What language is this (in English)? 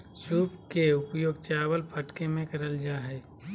Magahi